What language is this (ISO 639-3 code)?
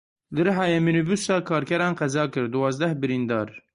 kur